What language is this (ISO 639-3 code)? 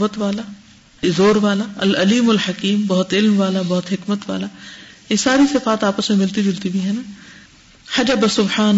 urd